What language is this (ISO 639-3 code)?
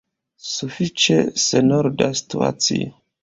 epo